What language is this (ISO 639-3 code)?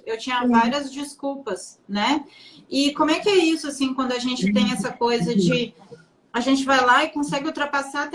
por